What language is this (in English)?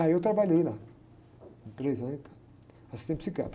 Portuguese